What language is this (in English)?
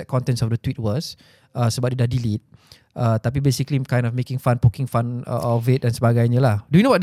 Malay